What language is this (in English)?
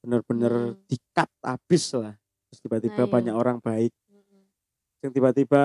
Indonesian